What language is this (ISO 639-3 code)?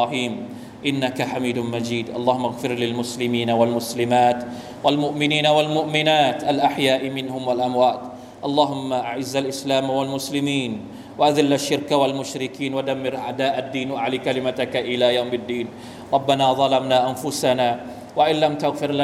tha